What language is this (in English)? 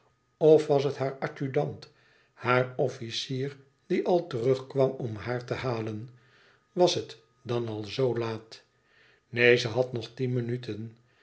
Dutch